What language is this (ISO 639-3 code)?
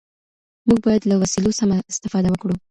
pus